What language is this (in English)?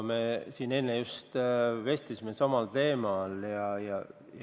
Estonian